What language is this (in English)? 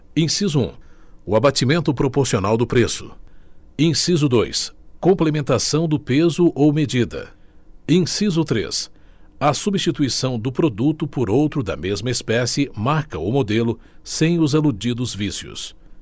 Portuguese